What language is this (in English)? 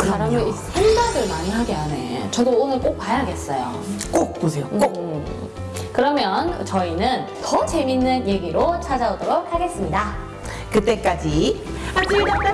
Korean